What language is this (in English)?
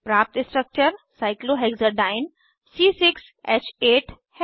Hindi